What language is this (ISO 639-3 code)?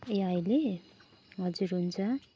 nep